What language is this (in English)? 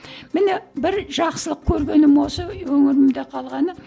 Kazakh